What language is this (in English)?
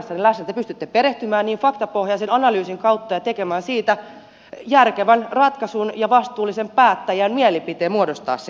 Finnish